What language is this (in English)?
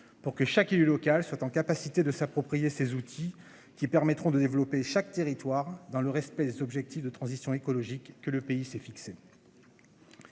French